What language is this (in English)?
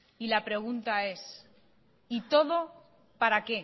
Spanish